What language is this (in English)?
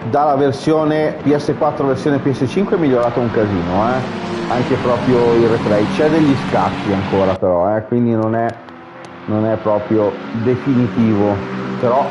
Italian